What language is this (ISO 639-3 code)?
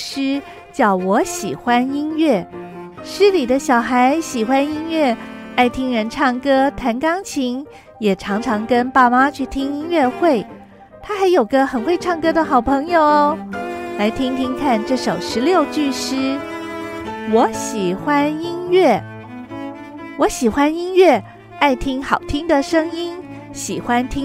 zho